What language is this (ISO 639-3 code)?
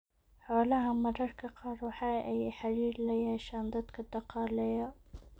som